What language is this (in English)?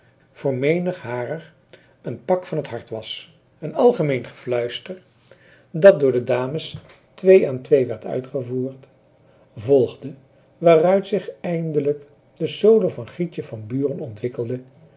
Dutch